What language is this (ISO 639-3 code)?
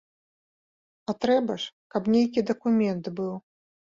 bel